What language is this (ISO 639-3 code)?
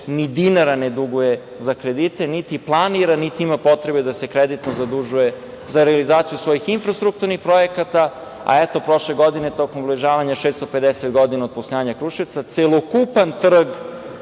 srp